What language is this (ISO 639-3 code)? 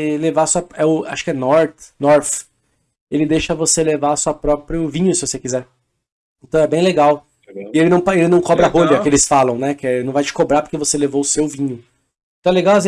por